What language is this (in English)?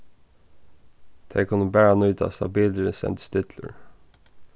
Faroese